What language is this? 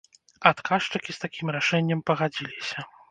Belarusian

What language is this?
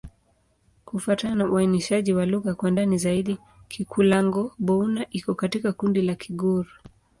Swahili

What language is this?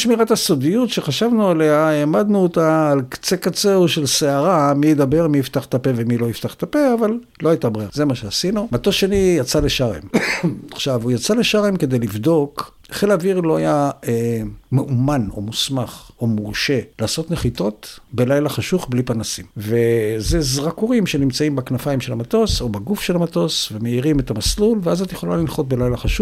Hebrew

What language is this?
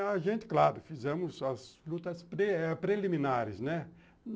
Portuguese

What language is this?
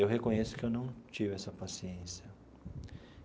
Portuguese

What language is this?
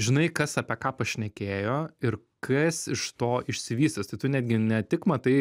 Lithuanian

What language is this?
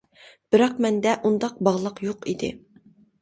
Uyghur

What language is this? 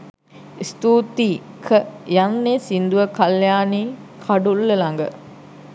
Sinhala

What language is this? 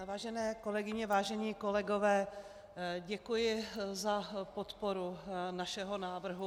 Czech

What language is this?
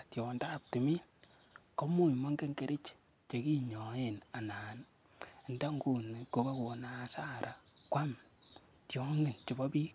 Kalenjin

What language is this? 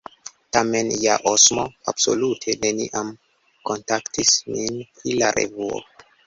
Esperanto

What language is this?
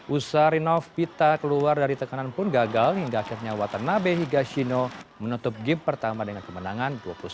Indonesian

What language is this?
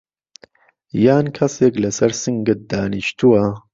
Central Kurdish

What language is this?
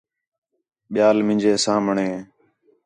Khetrani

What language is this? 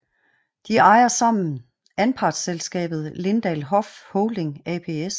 Danish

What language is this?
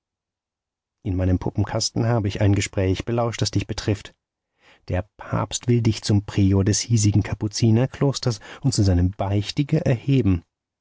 German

